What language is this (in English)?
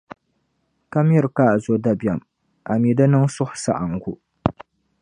Dagbani